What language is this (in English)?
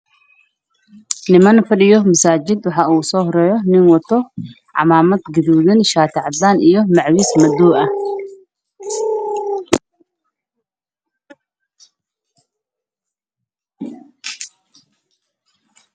Somali